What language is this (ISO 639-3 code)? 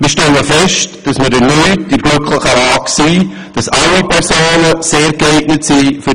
gsw